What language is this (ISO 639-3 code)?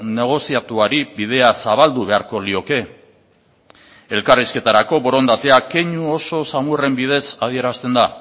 eus